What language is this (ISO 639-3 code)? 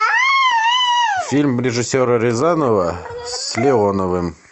rus